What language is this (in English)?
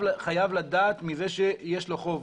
Hebrew